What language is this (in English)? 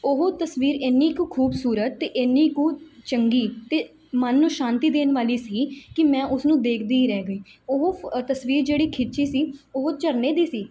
Punjabi